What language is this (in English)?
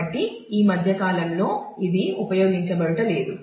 Telugu